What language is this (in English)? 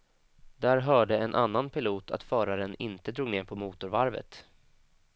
Swedish